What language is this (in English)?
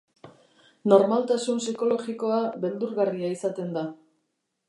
Basque